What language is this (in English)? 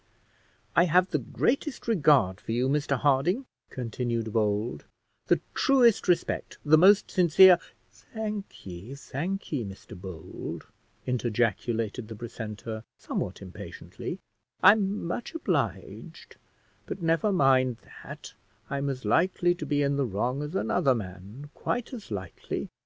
English